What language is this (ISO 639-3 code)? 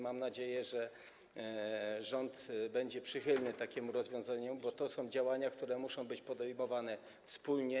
pol